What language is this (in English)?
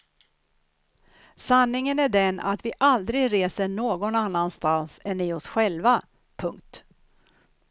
Swedish